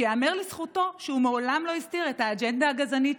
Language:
Hebrew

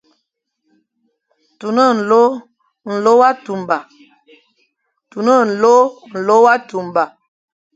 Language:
Fang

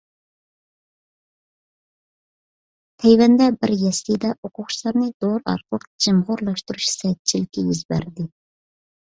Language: Uyghur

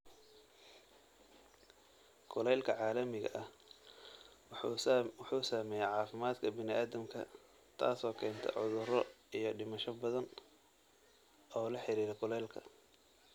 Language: Somali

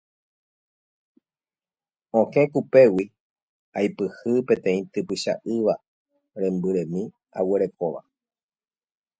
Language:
Guarani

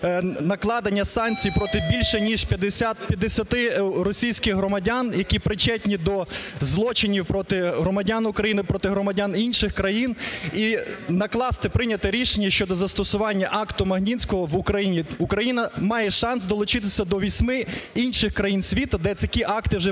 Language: Ukrainian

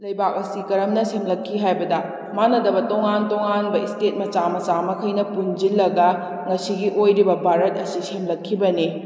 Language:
Manipuri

